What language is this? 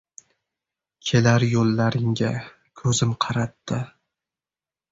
Uzbek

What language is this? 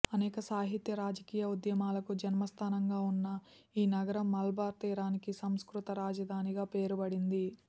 Telugu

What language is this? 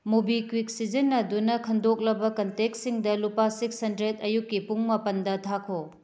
Manipuri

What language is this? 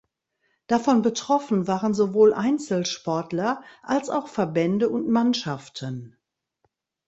German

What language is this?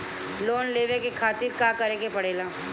Bhojpuri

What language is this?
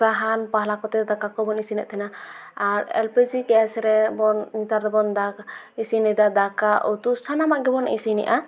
Santali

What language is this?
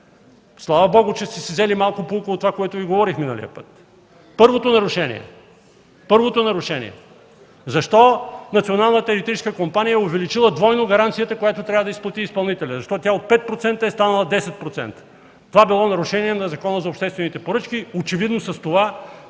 Bulgarian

